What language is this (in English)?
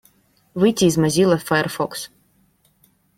Russian